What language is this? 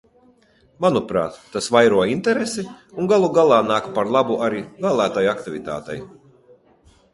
Latvian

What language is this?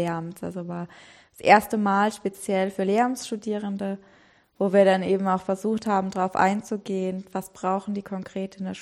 German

